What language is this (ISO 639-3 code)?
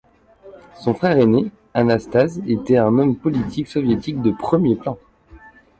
fra